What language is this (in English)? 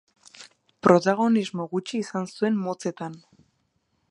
Basque